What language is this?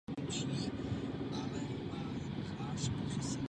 Czech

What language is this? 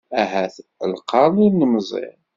Kabyle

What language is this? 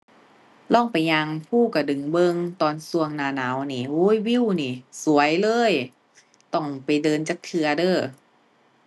Thai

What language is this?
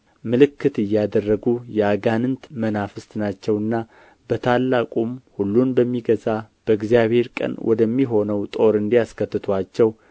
Amharic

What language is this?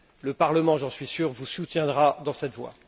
French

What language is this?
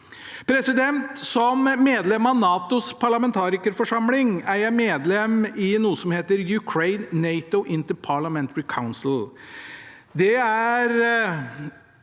Norwegian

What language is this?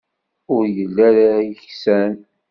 Kabyle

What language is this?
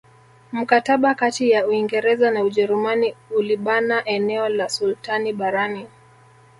Swahili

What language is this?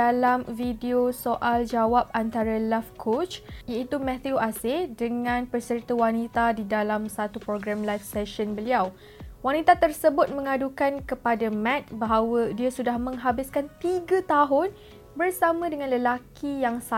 Malay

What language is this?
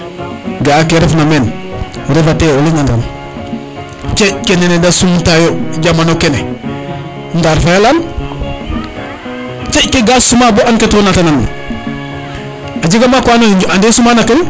Serer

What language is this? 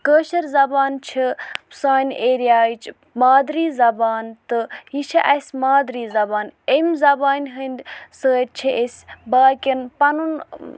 Kashmiri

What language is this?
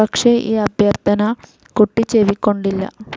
Malayalam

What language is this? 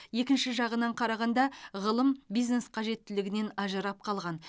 Kazakh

